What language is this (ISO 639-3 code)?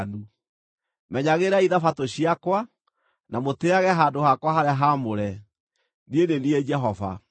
kik